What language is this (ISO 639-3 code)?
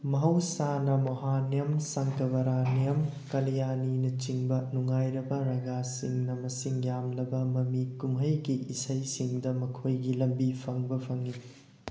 mni